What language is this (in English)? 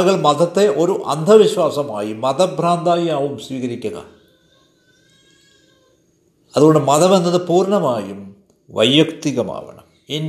Malayalam